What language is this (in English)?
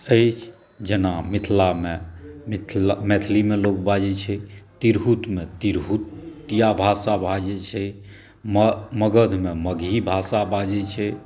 Maithili